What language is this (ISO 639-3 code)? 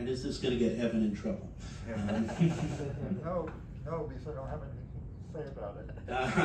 eng